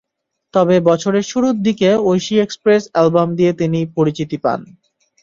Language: Bangla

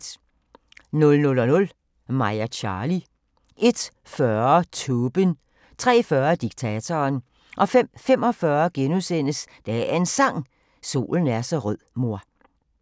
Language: Danish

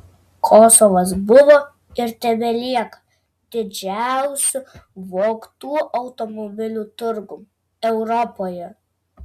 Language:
Lithuanian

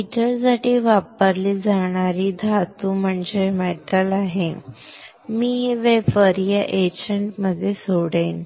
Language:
Marathi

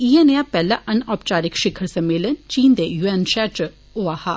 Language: Dogri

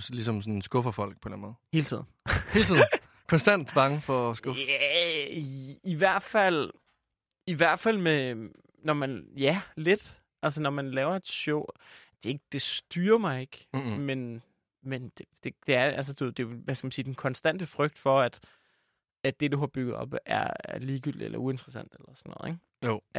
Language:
Danish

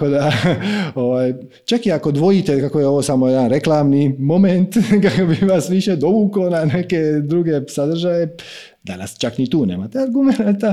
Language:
Croatian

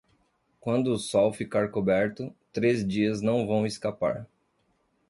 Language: Portuguese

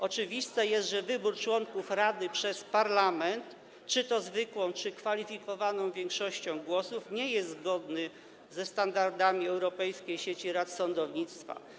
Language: Polish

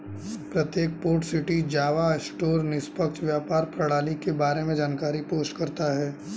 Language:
Hindi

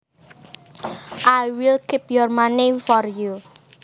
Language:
Javanese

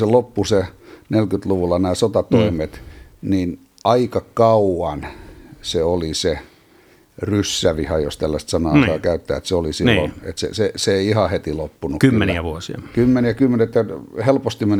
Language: Finnish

